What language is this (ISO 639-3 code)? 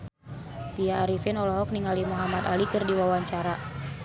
sun